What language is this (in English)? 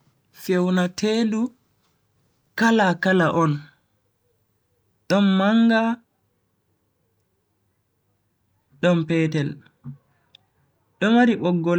Bagirmi Fulfulde